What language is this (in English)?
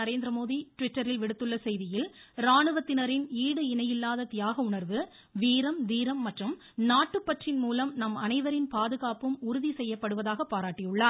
Tamil